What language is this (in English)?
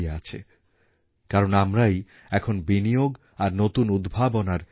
Bangla